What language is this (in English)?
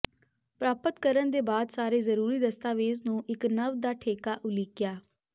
Punjabi